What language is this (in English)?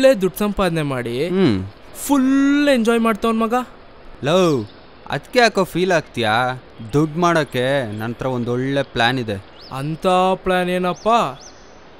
Kannada